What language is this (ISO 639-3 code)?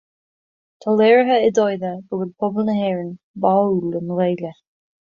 gle